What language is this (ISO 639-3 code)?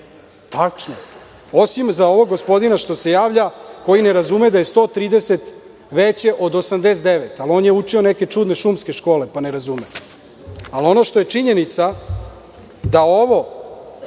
srp